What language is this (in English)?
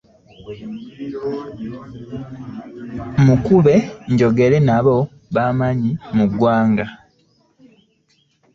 Ganda